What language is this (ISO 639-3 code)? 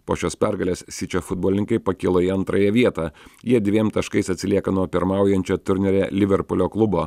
lit